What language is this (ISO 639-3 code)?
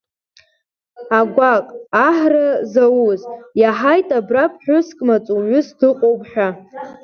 abk